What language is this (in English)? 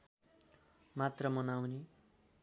Nepali